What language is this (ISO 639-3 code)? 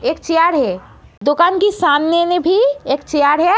hin